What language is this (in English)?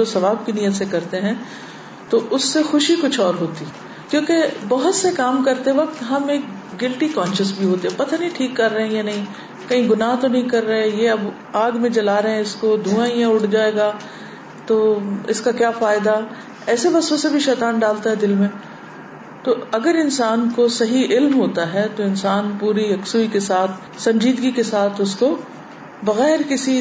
Urdu